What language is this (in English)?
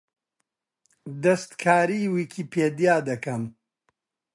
Central Kurdish